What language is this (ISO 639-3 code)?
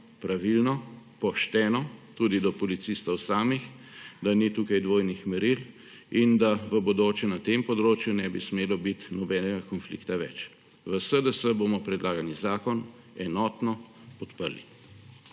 slv